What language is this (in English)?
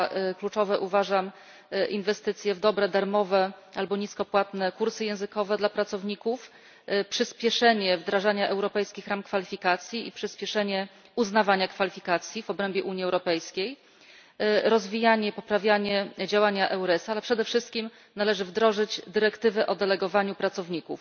Polish